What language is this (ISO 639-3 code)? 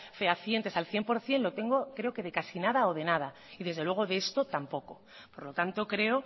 spa